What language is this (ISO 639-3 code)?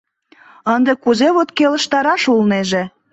chm